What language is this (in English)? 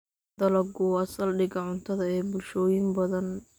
Somali